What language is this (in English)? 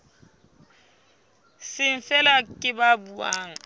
Southern Sotho